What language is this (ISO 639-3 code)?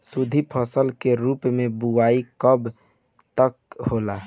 bho